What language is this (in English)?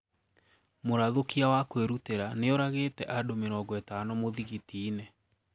Kikuyu